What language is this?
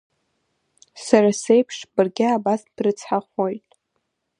Abkhazian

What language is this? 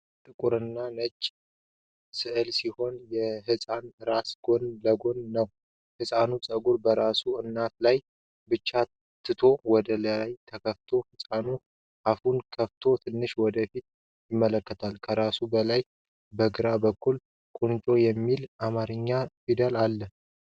Amharic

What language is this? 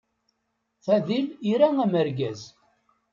Kabyle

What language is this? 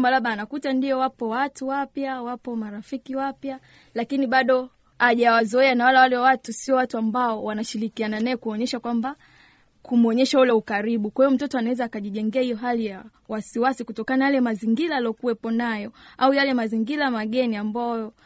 Swahili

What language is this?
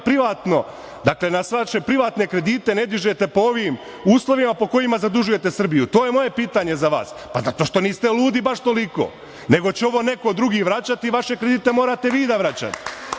Serbian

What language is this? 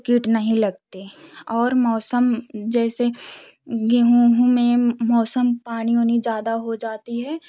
Hindi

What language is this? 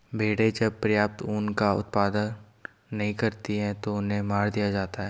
Hindi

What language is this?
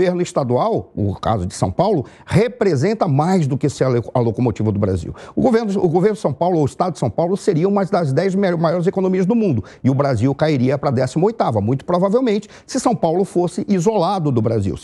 Portuguese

